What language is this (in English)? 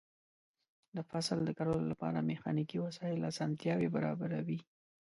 Pashto